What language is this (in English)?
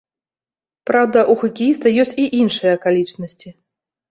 Belarusian